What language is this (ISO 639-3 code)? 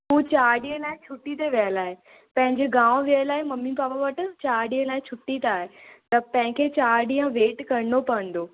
snd